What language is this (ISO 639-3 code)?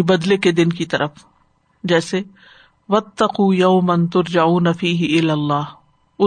urd